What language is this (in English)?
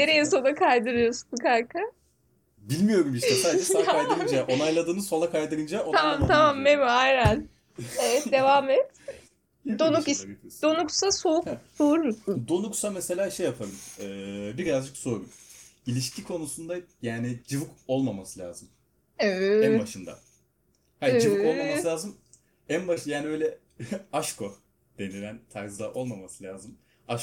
Turkish